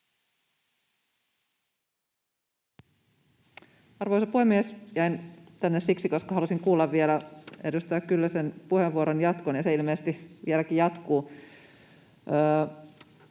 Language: Finnish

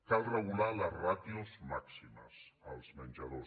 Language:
Catalan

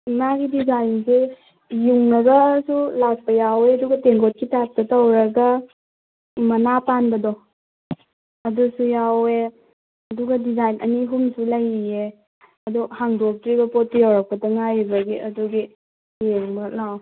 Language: Manipuri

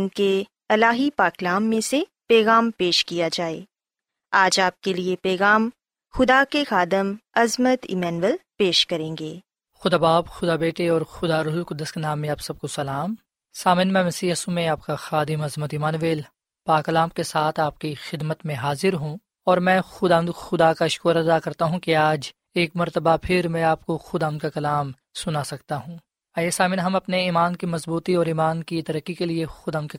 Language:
Urdu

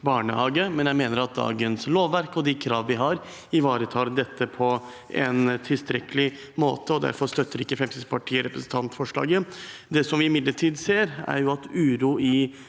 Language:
Norwegian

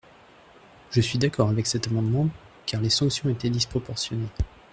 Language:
French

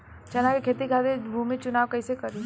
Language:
Bhojpuri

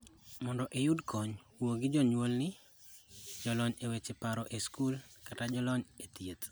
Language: Luo (Kenya and Tanzania)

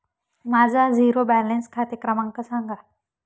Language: Marathi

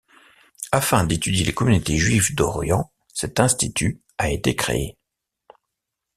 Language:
French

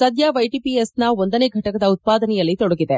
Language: Kannada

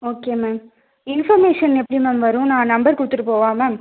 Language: Tamil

